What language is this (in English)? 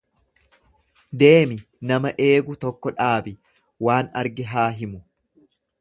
Oromo